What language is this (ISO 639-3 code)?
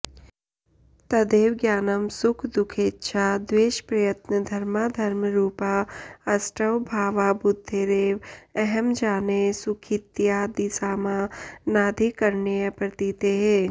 san